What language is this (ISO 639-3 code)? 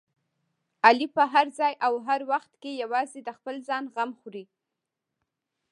pus